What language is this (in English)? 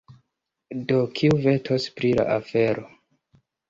Esperanto